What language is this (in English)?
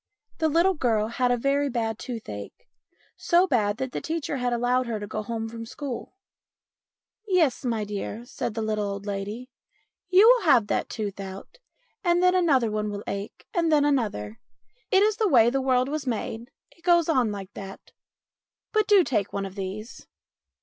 English